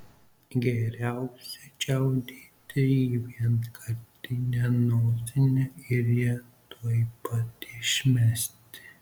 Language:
Lithuanian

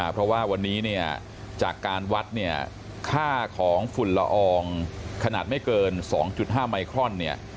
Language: Thai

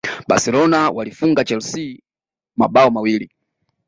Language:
Swahili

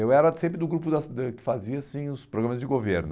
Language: Portuguese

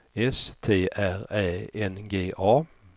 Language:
Swedish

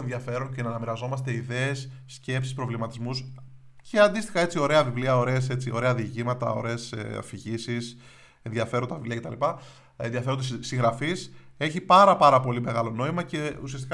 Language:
Greek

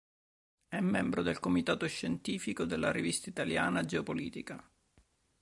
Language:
Italian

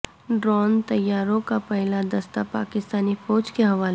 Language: Urdu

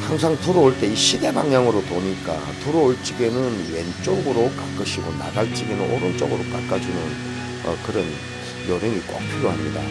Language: Korean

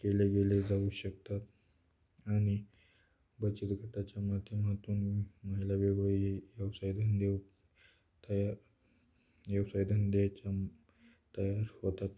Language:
Marathi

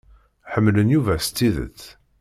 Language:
Kabyle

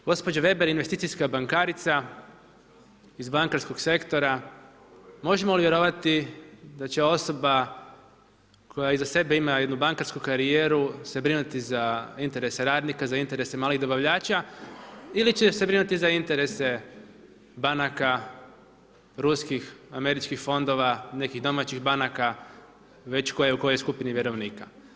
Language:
Croatian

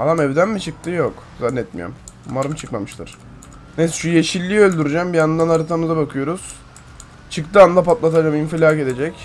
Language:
Turkish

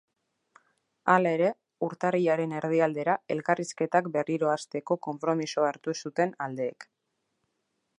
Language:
Basque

